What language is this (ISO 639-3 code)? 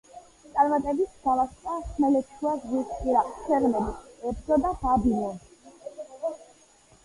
kat